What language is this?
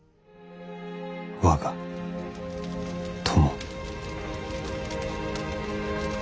Japanese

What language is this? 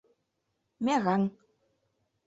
Mari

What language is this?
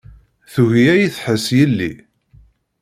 Kabyle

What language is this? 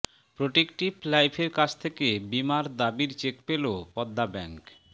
Bangla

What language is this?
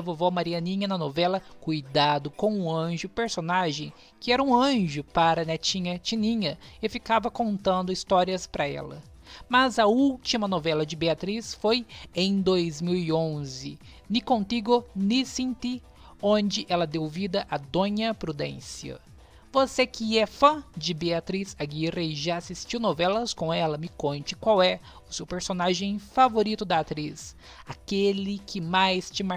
Portuguese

